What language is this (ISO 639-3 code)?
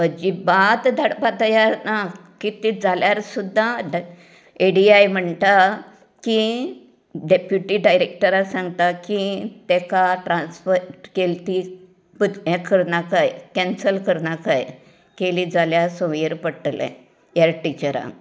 kok